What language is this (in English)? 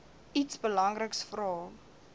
Afrikaans